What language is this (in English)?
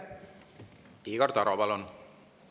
Estonian